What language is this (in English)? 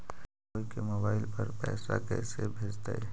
Magahi